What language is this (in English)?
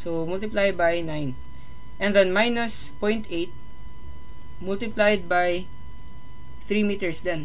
Filipino